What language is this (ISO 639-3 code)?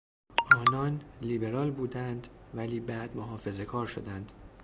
fas